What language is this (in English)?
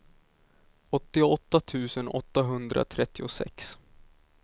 Swedish